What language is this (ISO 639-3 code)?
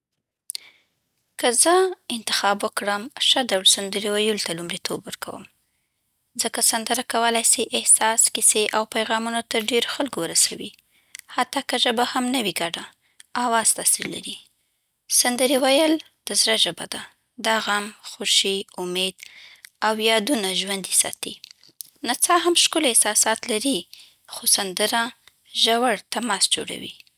pbt